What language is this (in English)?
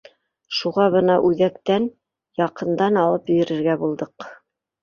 Bashkir